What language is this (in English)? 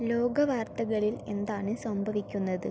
Malayalam